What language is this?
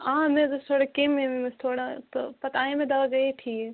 Kashmiri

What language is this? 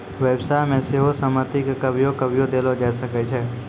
Maithili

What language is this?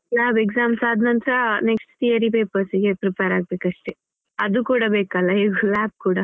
Kannada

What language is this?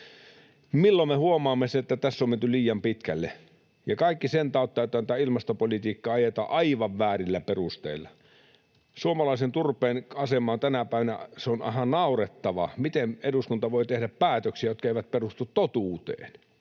Finnish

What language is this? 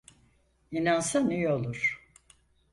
Turkish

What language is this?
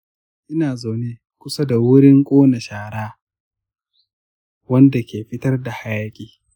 Hausa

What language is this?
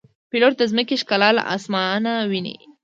Pashto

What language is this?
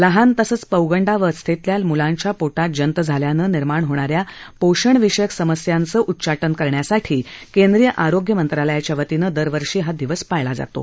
Marathi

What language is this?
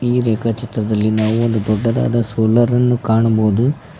Kannada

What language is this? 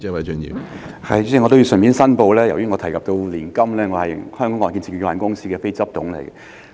Cantonese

